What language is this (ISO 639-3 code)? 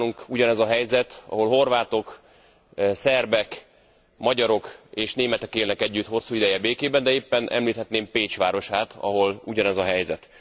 hun